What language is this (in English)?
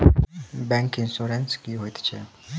Maithili